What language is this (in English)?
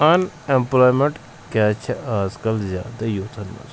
Kashmiri